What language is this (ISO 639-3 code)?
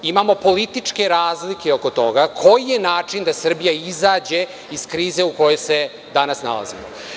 srp